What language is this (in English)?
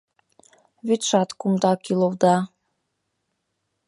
Mari